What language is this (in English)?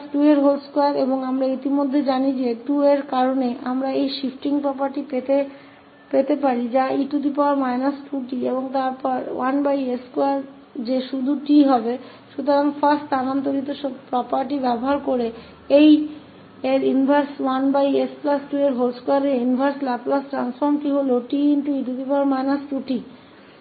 Hindi